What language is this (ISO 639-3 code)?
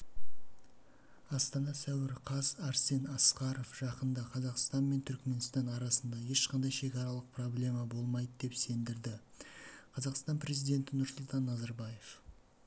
kaz